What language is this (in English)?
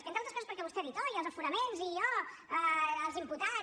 Catalan